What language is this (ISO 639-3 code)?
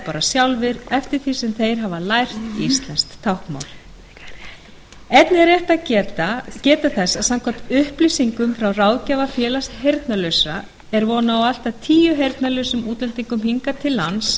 isl